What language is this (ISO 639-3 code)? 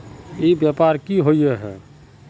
mag